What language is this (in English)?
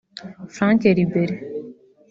Kinyarwanda